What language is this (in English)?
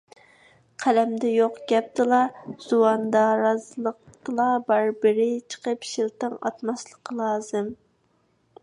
Uyghur